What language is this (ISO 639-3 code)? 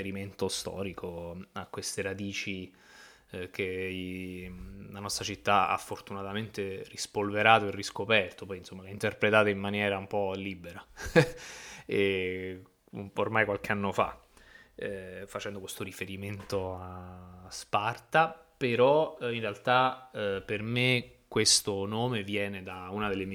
ita